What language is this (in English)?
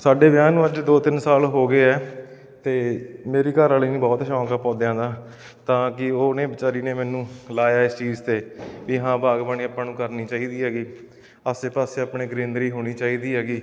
Punjabi